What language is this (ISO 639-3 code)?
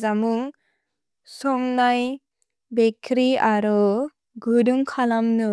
brx